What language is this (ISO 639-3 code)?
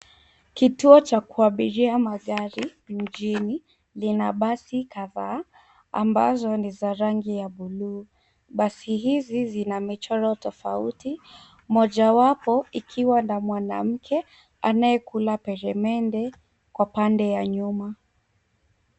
swa